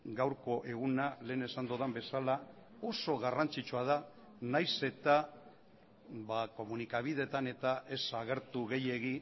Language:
Basque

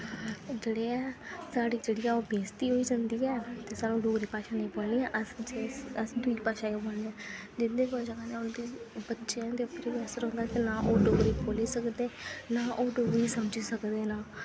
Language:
Dogri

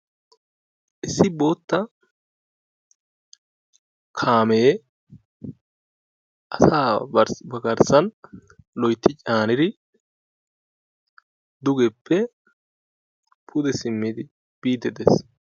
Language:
Wolaytta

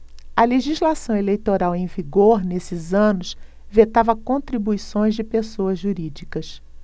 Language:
Portuguese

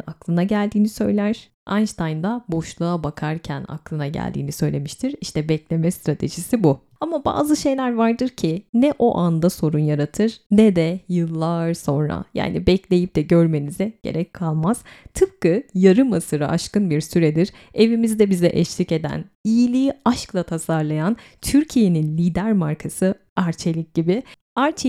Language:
Turkish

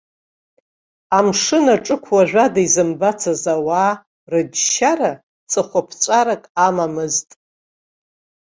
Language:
Abkhazian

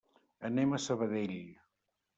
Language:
Catalan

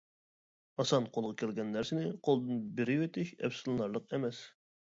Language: Uyghur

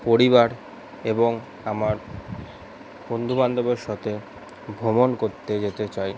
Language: Bangla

